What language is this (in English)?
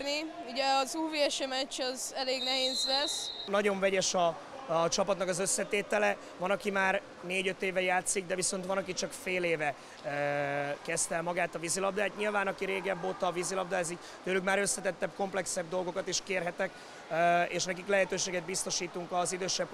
Hungarian